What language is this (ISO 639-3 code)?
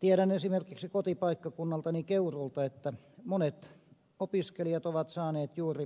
fin